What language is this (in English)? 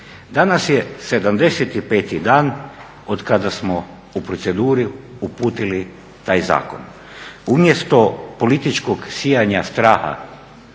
Croatian